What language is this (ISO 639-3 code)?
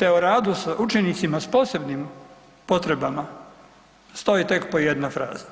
hrv